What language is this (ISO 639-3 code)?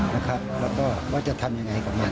tha